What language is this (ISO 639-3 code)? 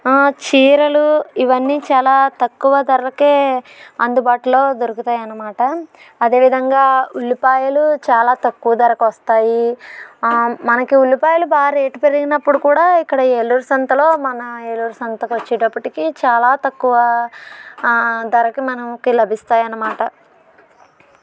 tel